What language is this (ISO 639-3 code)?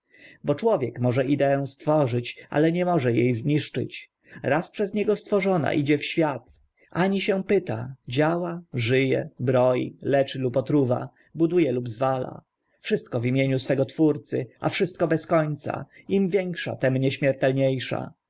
pol